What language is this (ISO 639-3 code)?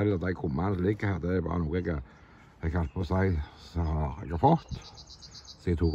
nor